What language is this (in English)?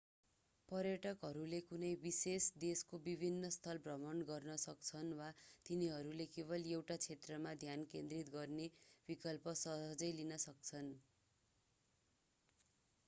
Nepali